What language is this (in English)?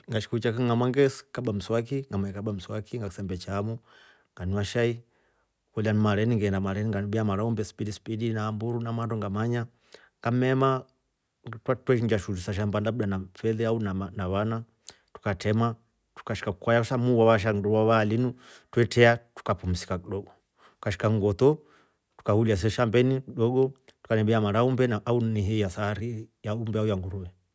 Rombo